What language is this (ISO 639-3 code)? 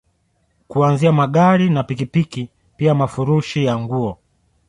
swa